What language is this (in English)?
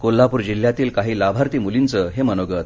Marathi